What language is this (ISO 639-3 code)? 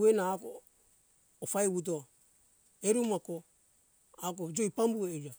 hkk